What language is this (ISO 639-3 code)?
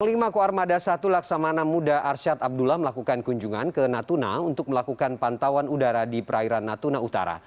ind